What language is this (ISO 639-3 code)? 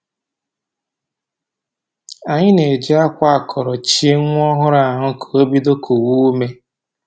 ibo